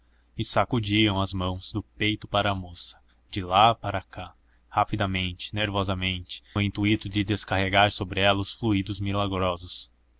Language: Portuguese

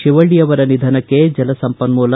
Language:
Kannada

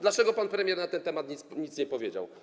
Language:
Polish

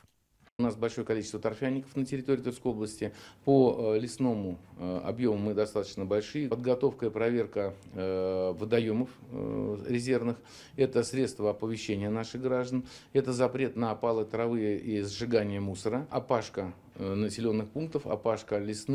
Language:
Russian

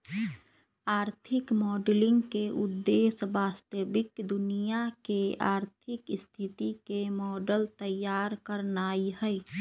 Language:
Magahi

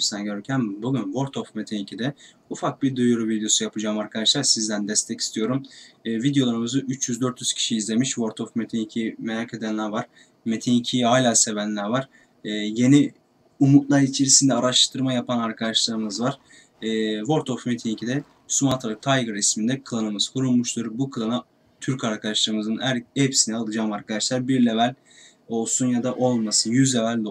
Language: Turkish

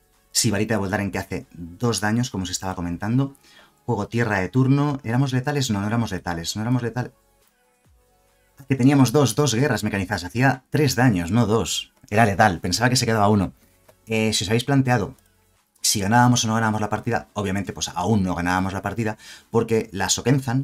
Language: Spanish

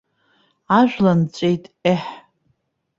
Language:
Abkhazian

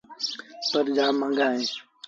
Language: Sindhi Bhil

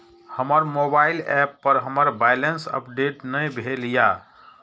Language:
Maithili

